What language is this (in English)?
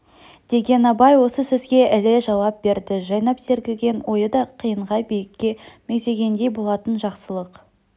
Kazakh